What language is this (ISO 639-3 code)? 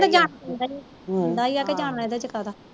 pan